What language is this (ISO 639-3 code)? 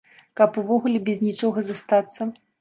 bel